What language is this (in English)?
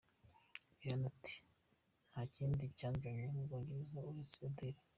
Kinyarwanda